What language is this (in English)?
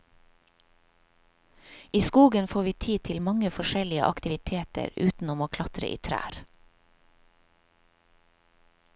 Norwegian